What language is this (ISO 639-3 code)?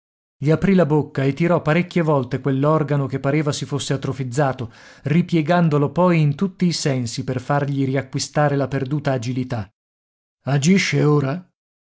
ita